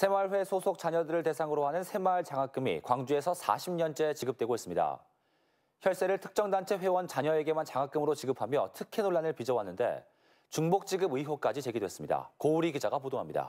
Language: Korean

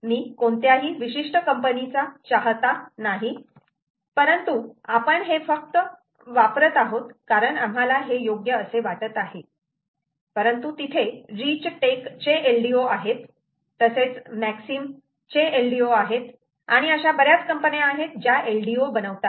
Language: Marathi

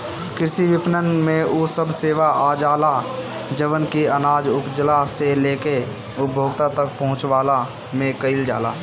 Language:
Bhojpuri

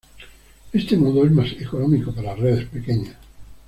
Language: Spanish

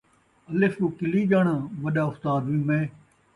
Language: Saraiki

